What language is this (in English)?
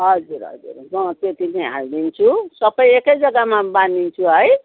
Nepali